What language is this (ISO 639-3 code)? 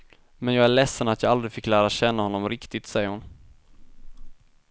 swe